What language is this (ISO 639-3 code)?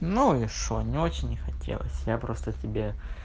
rus